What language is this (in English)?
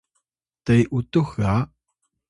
Atayal